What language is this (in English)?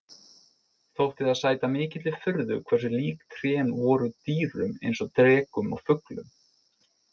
Icelandic